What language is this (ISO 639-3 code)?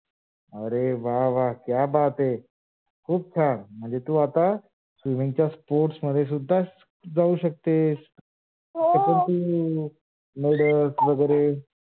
mar